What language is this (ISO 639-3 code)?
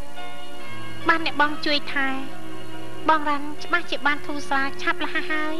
tha